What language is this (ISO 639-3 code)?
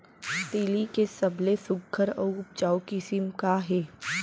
hne